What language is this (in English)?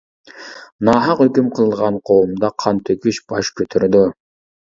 Uyghur